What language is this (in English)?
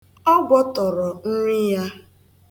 Igbo